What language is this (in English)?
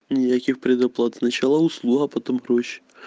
Russian